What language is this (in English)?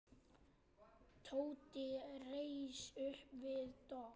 Icelandic